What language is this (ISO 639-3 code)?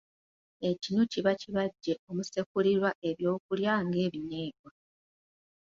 lug